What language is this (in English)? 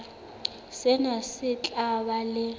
Southern Sotho